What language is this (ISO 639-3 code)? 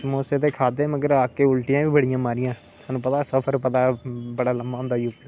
doi